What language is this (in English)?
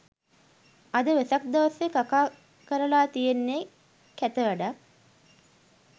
Sinhala